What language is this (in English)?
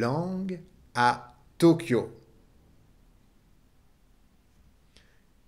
French